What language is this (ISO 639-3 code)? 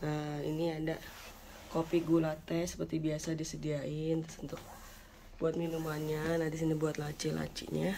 ind